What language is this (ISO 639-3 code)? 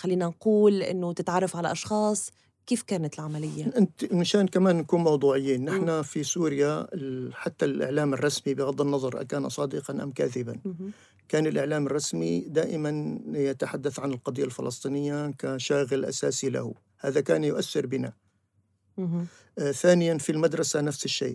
ara